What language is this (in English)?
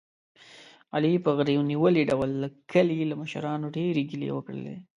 Pashto